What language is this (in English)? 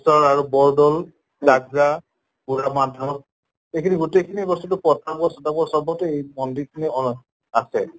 Assamese